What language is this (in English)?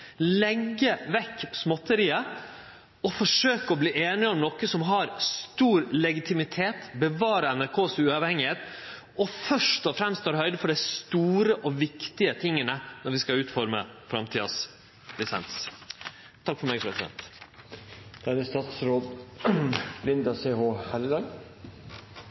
Norwegian Nynorsk